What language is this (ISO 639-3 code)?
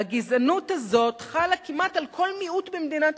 heb